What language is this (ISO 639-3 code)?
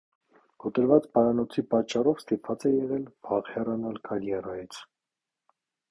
hye